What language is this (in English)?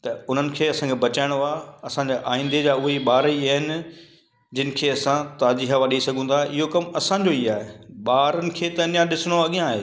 Sindhi